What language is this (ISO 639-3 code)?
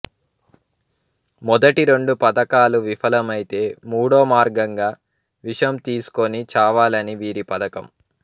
tel